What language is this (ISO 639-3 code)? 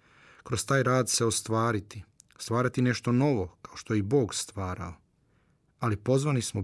hrv